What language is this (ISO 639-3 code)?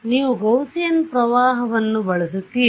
kan